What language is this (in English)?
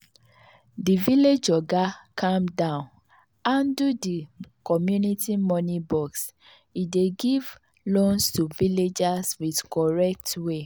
Nigerian Pidgin